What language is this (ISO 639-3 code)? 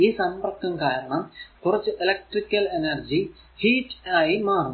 mal